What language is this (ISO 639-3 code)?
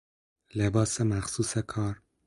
fas